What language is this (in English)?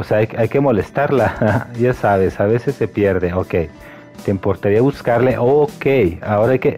Spanish